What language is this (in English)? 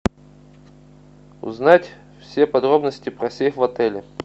Russian